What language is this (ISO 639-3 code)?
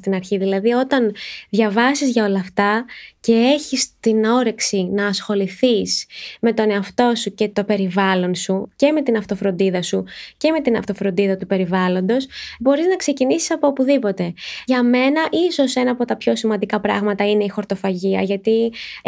ell